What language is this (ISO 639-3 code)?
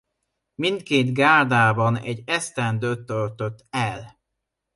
hun